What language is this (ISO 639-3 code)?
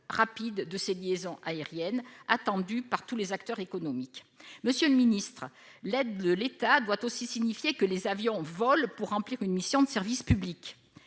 fra